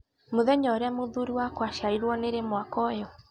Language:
Kikuyu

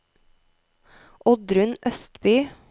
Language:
Norwegian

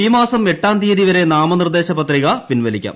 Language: Malayalam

